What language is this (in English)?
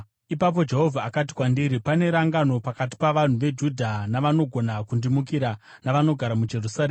Shona